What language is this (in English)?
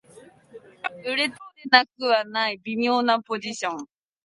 Japanese